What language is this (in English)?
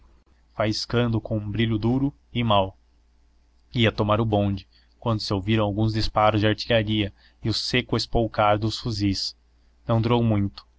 Portuguese